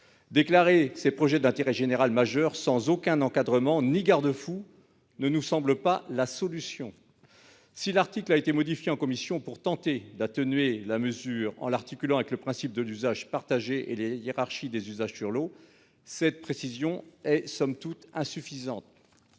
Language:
French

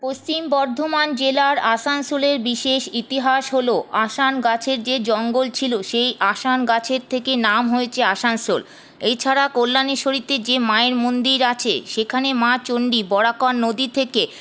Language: Bangla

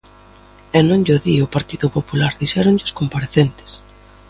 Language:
Galician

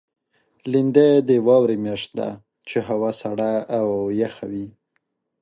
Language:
Pashto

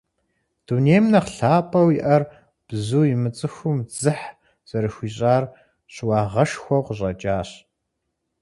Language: Kabardian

